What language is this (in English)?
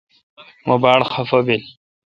Kalkoti